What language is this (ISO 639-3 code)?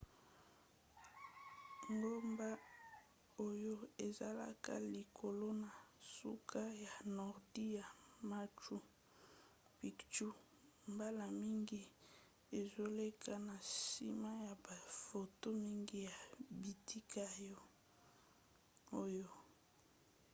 lin